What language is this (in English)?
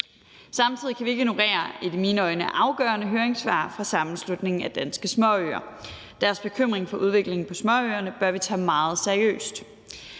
Danish